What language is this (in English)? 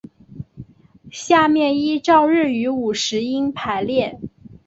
Chinese